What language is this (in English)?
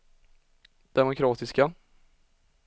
Swedish